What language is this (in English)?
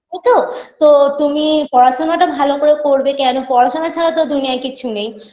Bangla